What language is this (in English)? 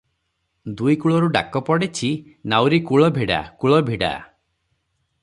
Odia